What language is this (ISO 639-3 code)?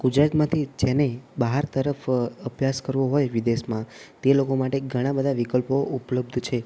guj